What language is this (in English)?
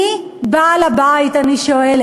Hebrew